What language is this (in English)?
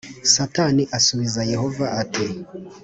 Kinyarwanda